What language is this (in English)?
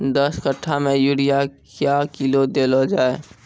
Maithili